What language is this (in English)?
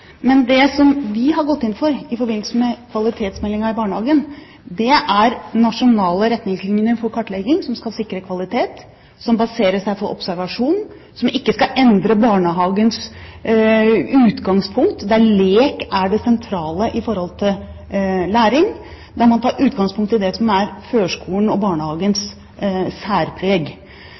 Norwegian Bokmål